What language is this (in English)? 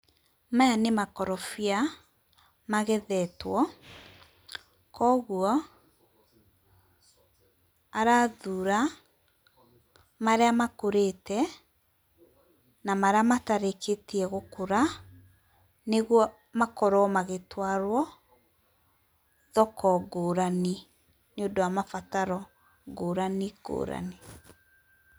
Kikuyu